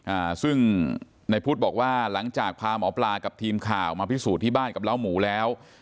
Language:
Thai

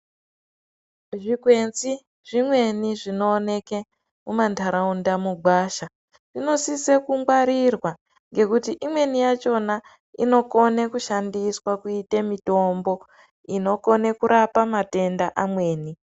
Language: Ndau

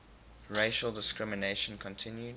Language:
English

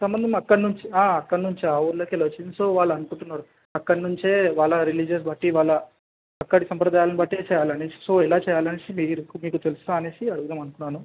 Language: Telugu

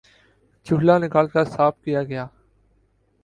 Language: Urdu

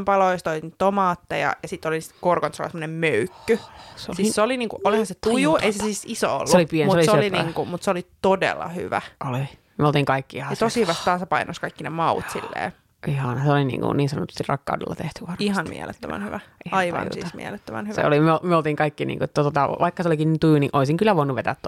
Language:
Finnish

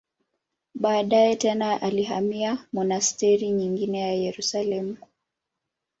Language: Swahili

